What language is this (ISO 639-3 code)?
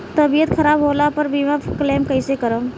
bho